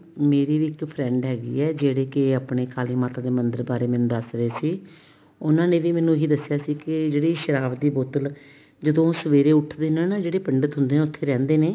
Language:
Punjabi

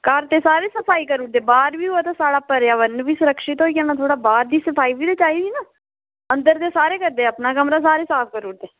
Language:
Dogri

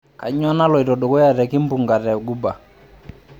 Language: Masai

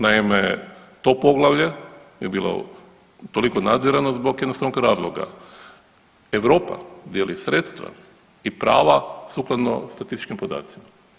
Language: Croatian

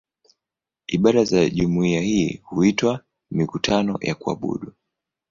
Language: Swahili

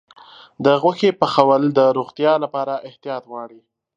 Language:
Pashto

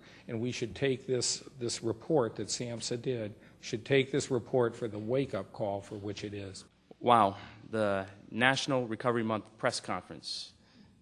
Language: English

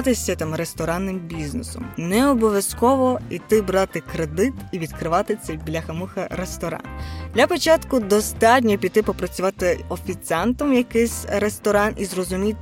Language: Ukrainian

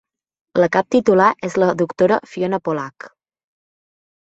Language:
Catalan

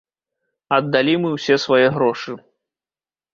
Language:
Belarusian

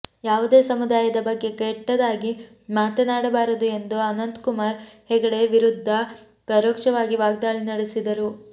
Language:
Kannada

